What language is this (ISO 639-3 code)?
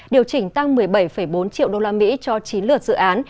vie